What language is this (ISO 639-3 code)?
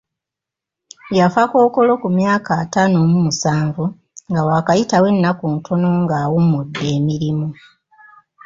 lug